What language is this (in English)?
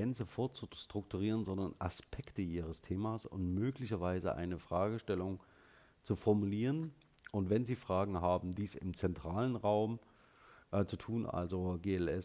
German